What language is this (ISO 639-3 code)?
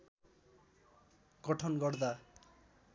nep